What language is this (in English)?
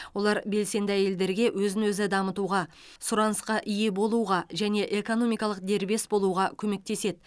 Kazakh